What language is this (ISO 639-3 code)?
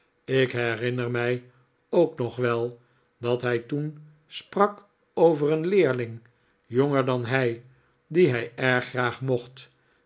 nld